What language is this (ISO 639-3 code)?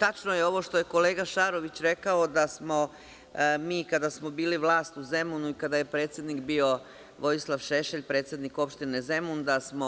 srp